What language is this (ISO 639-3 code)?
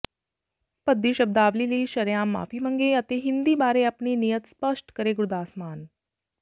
pan